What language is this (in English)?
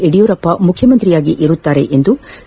Kannada